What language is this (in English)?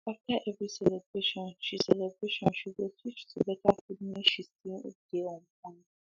Nigerian Pidgin